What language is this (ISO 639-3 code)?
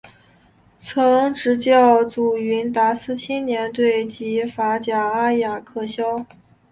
zho